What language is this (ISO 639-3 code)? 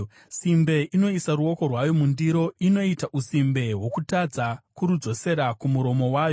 sna